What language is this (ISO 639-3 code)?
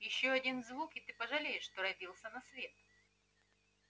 rus